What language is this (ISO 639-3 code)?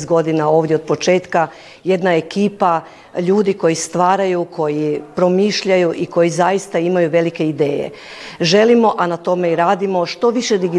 hrv